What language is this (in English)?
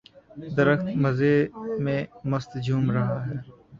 Urdu